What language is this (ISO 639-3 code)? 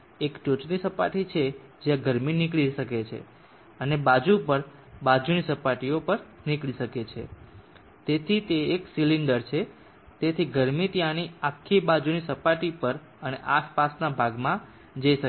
guj